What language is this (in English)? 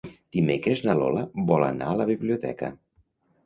Catalan